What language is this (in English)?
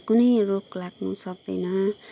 Nepali